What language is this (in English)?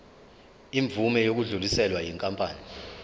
Zulu